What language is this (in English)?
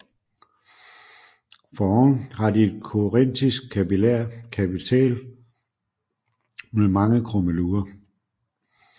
Danish